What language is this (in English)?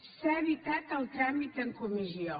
Catalan